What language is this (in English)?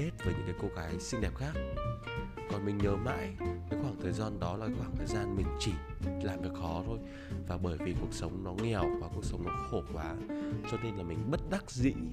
Vietnamese